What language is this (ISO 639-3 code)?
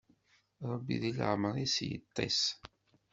kab